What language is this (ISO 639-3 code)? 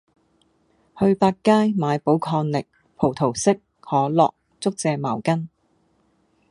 yue